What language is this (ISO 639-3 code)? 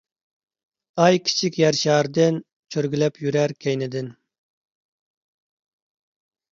uig